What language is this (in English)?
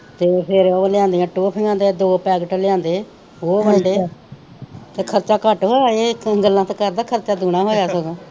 Punjabi